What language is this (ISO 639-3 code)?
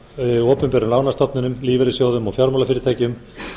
isl